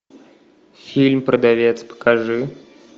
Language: Russian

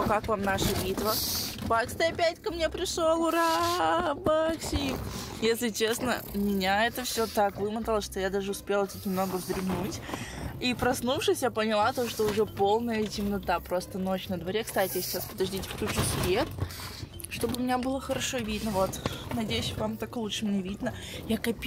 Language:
Russian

